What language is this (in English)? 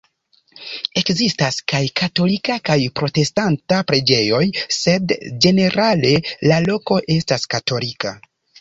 Esperanto